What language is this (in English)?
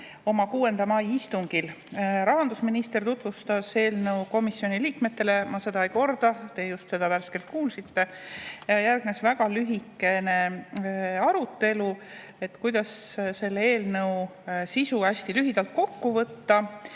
Estonian